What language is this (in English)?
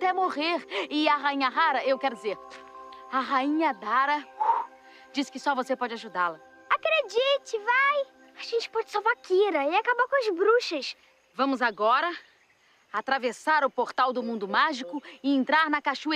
Portuguese